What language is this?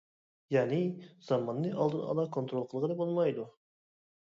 Uyghur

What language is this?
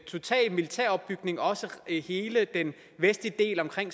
Danish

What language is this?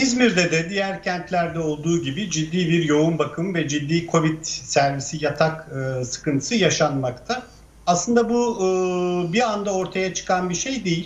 Turkish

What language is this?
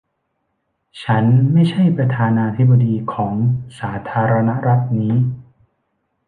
Thai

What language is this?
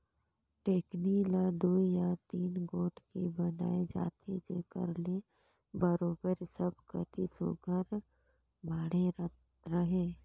Chhattisgarhi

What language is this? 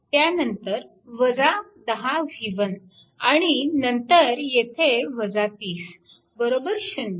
Marathi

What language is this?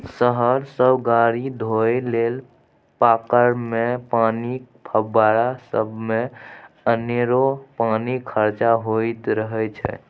Maithili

